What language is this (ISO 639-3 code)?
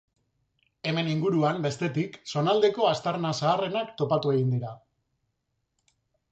eus